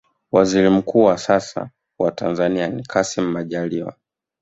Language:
Swahili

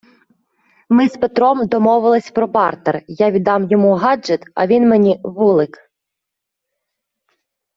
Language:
Ukrainian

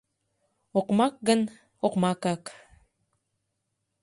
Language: Mari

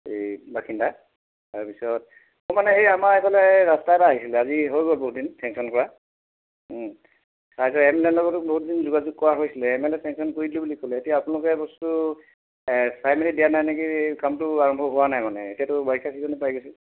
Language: Assamese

